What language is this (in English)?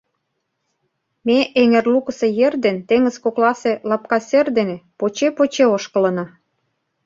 Mari